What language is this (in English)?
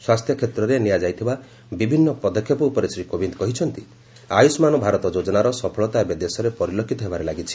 Odia